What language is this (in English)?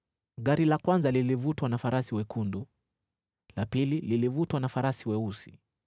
Swahili